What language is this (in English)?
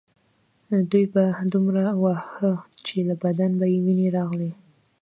Pashto